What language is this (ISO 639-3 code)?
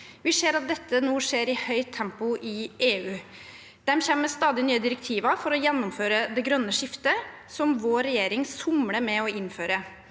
nor